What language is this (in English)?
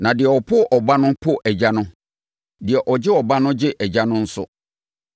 Akan